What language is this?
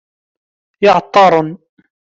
Kabyle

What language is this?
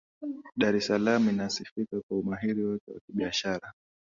Swahili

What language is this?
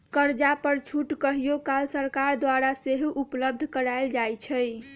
Magahi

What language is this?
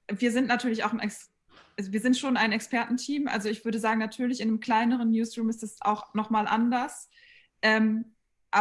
German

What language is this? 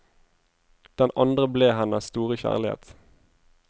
Norwegian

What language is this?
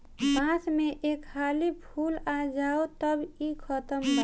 Bhojpuri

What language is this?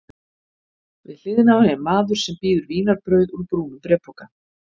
Icelandic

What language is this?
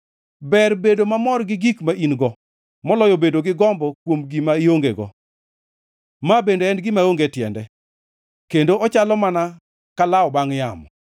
Luo (Kenya and Tanzania)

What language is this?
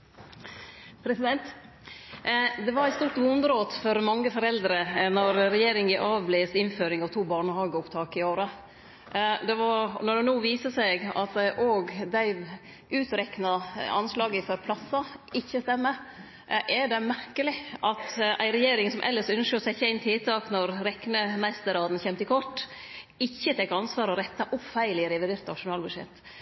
Norwegian Nynorsk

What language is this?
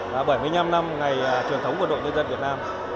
Vietnamese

